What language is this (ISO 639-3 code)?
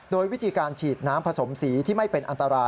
tha